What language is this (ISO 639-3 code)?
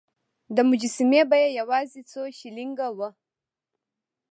pus